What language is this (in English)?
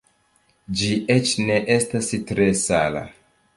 Esperanto